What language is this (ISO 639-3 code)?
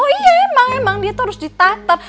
ind